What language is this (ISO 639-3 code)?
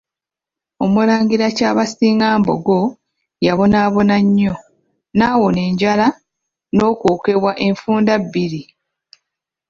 lug